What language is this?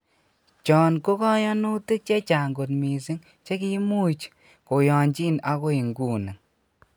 Kalenjin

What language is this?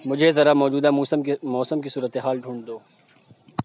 Urdu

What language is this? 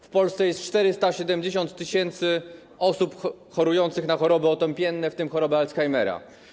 Polish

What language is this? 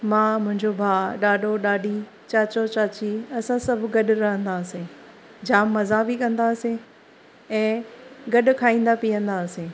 Sindhi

